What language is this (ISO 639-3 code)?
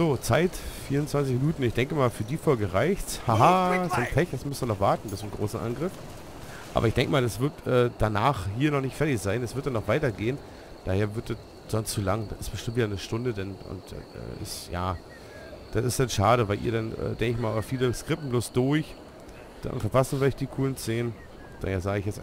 deu